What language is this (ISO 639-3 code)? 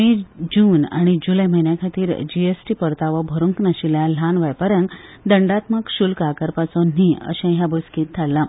kok